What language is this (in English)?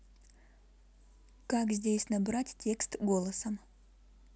Russian